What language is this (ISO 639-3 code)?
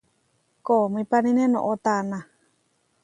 var